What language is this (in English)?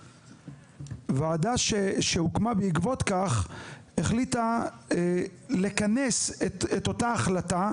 Hebrew